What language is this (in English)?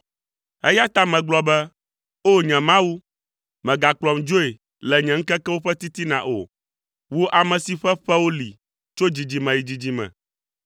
Ewe